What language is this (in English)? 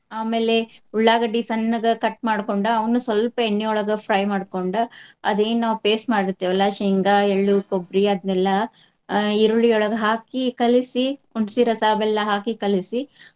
Kannada